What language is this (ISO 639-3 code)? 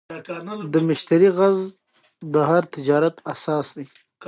pus